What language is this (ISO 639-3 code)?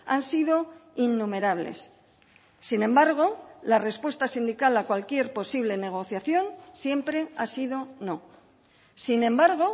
spa